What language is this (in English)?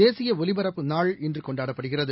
Tamil